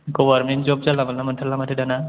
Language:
Bodo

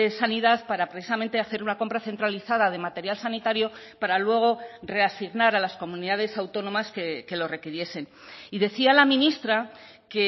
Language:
Spanish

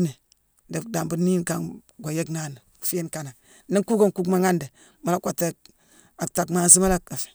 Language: Mansoanka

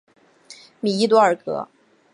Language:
Chinese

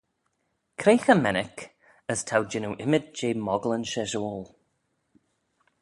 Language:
Manx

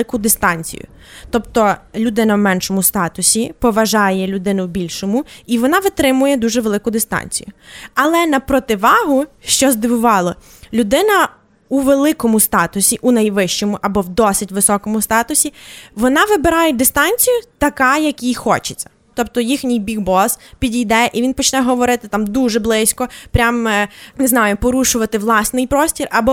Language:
Ukrainian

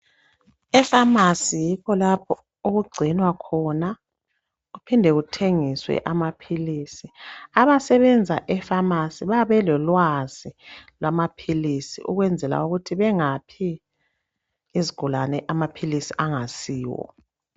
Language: North Ndebele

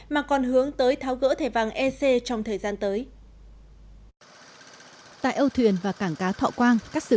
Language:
Vietnamese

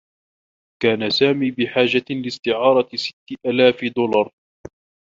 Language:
Arabic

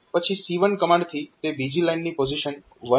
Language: Gujarati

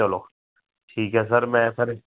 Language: Punjabi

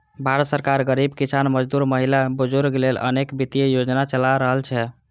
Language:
Maithili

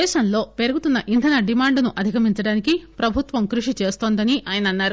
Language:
Telugu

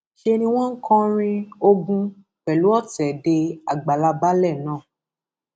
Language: Yoruba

